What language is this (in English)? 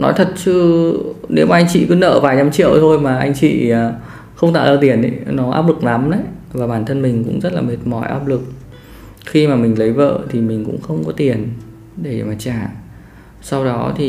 Vietnamese